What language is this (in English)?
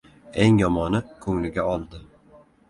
Uzbek